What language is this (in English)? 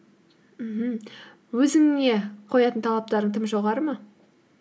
Kazakh